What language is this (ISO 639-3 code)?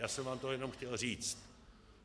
ces